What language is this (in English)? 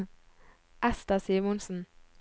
Norwegian